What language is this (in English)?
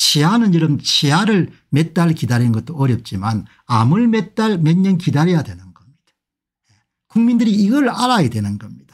Korean